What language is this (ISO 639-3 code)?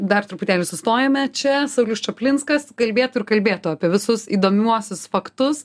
lit